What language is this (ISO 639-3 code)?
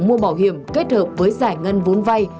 vie